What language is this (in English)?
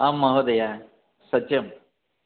Sanskrit